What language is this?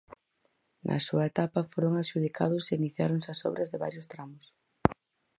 Galician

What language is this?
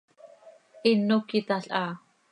Seri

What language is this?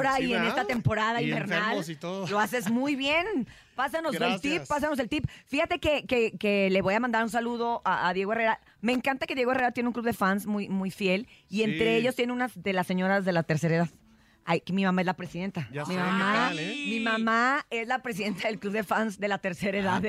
Spanish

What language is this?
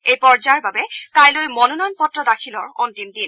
Assamese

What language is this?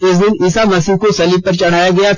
Hindi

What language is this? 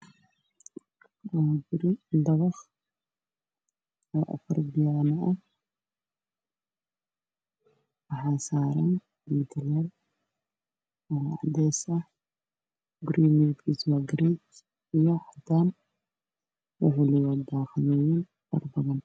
Somali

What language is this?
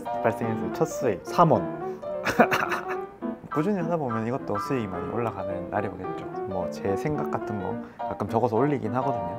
Korean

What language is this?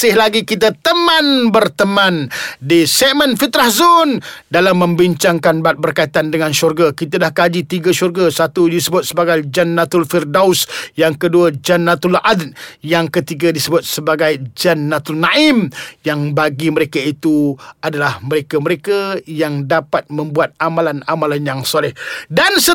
Malay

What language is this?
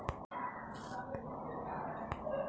Marathi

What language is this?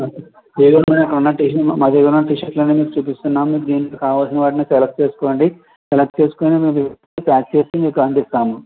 Telugu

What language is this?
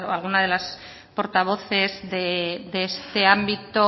Spanish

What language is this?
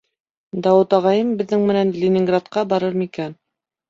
Bashkir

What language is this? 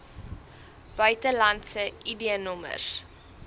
Afrikaans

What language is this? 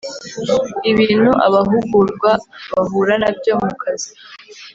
Kinyarwanda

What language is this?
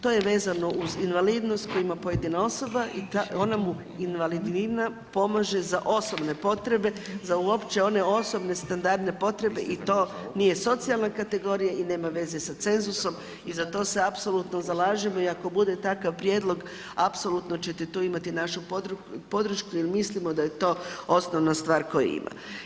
Croatian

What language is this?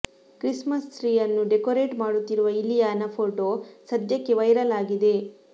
Kannada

